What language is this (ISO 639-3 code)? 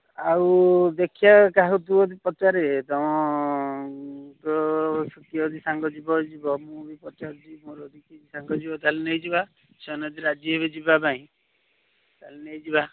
ori